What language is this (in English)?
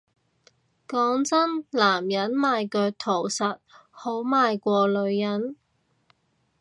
Cantonese